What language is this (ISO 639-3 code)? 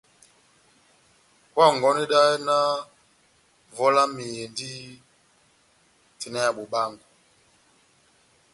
bnm